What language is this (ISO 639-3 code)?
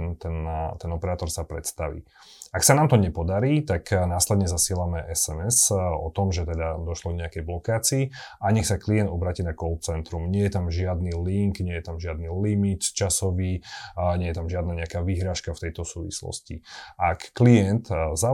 slk